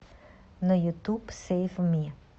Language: Russian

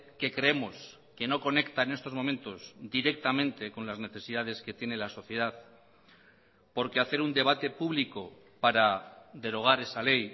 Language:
Spanish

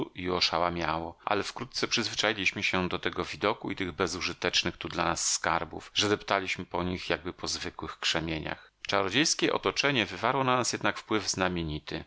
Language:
Polish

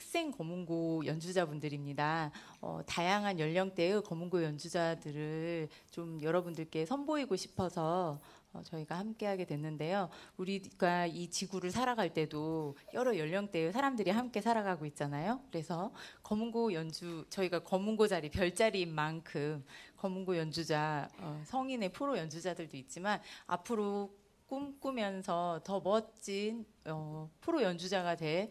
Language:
Korean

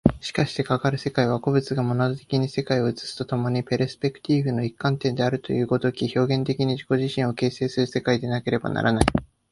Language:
Japanese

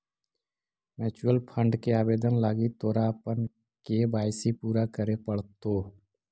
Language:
Magahi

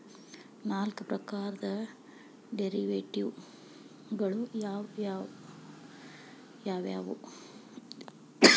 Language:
Kannada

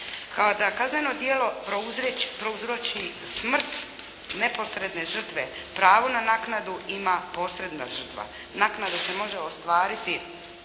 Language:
Croatian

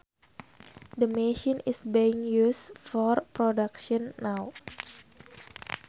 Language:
Sundanese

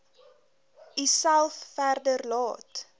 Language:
Afrikaans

